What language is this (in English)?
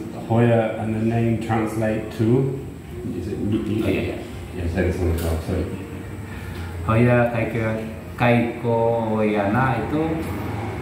Indonesian